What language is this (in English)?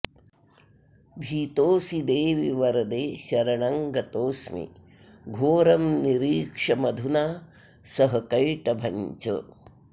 Sanskrit